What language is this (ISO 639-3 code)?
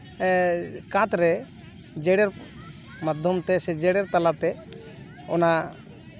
sat